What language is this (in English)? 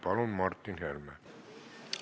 Estonian